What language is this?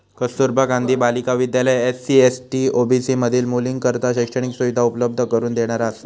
Marathi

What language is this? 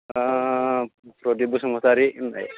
Bodo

